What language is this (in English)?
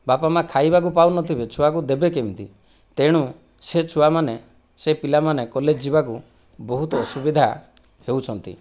Odia